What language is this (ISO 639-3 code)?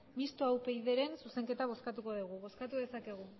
eus